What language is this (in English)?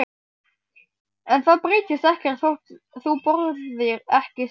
Icelandic